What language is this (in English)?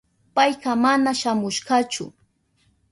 Southern Pastaza Quechua